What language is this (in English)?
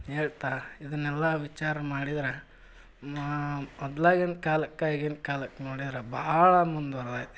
Kannada